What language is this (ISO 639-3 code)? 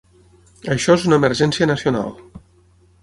cat